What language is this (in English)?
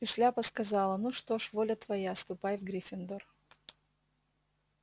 Russian